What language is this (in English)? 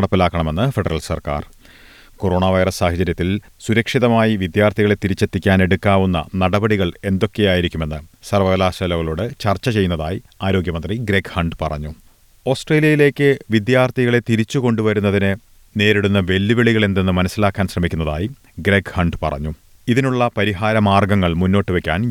Malayalam